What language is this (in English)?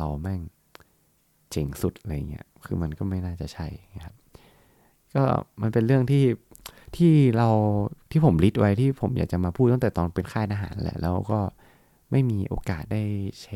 Thai